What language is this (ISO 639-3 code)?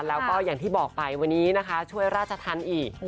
tha